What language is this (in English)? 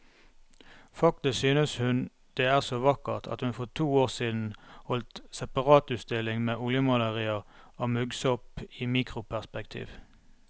Norwegian